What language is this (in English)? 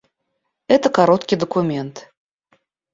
Russian